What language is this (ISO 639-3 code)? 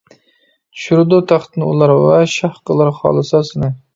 uig